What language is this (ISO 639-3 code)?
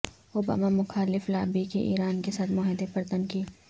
urd